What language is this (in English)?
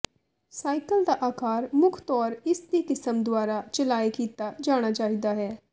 Punjabi